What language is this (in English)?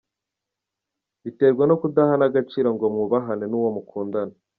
Kinyarwanda